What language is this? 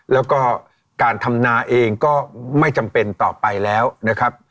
Thai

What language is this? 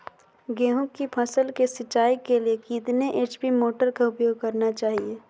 Magahi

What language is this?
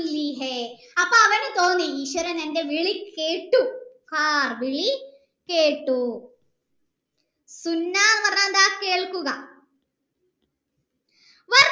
Malayalam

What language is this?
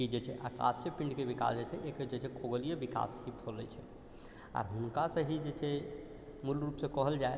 Maithili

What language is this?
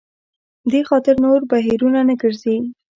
Pashto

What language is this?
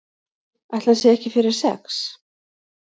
Icelandic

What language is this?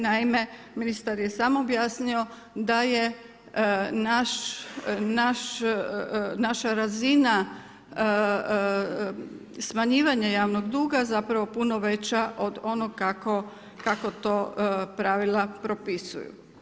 Croatian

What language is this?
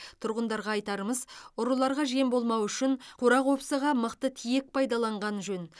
Kazakh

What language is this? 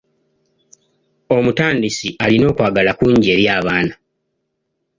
Ganda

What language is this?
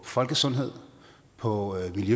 Danish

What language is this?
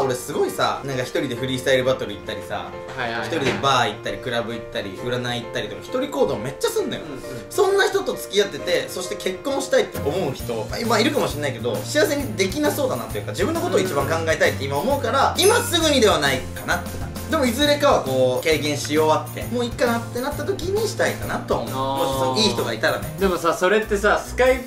Japanese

